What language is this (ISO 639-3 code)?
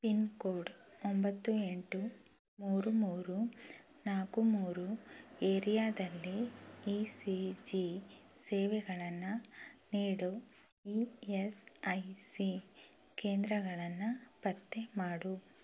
kan